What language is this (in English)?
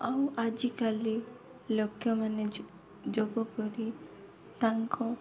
Odia